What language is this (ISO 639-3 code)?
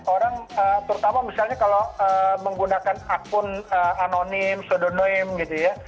ind